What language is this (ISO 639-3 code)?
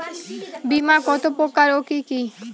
ben